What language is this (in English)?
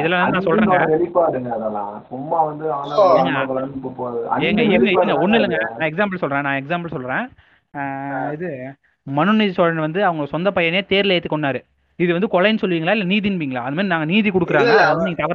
Tamil